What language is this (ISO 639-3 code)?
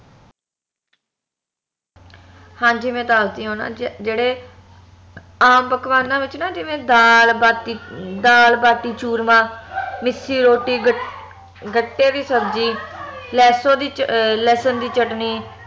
pan